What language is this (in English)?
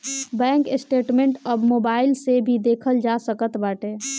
Bhojpuri